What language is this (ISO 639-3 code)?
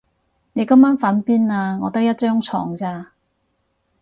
yue